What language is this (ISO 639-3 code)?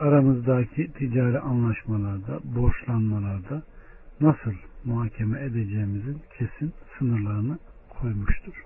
tur